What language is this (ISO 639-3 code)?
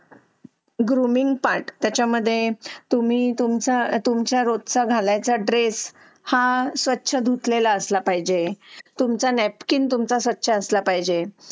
mar